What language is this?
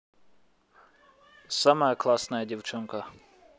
Russian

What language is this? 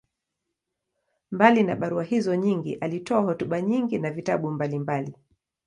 Swahili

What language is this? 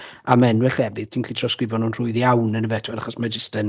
Welsh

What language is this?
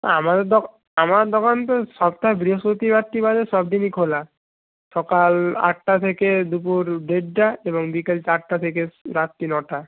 Bangla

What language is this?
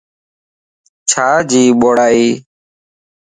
Lasi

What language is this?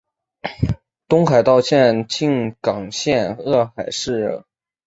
Chinese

